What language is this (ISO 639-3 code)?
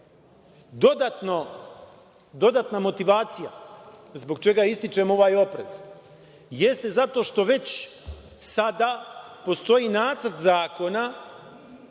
srp